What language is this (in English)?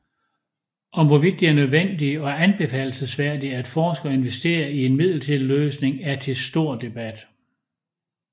Danish